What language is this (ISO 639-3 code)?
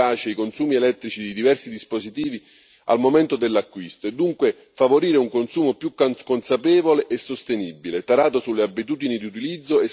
ita